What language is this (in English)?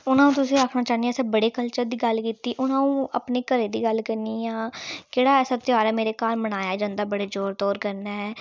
Dogri